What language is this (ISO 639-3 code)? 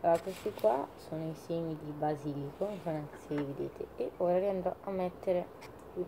ita